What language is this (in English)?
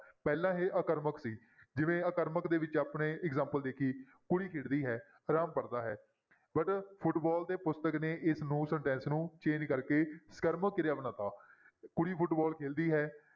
Punjabi